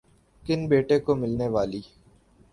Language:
Urdu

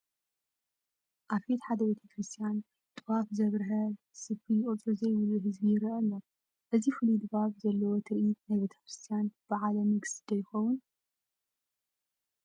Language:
Tigrinya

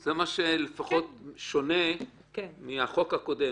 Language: Hebrew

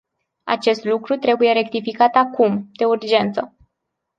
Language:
Romanian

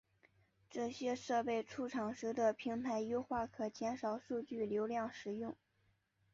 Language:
Chinese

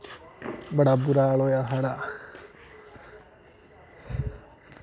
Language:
Dogri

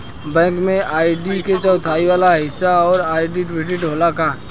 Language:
Bhojpuri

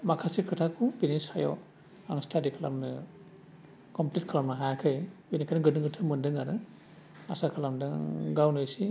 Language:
Bodo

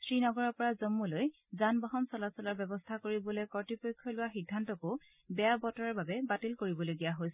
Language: Assamese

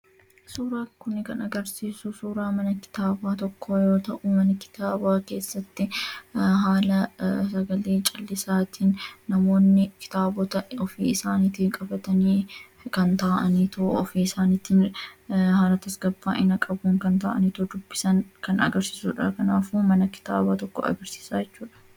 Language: Oromo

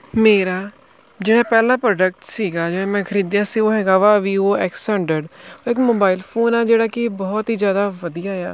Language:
Punjabi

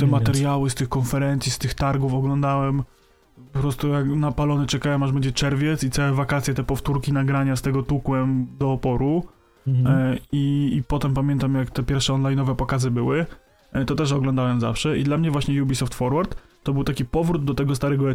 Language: Polish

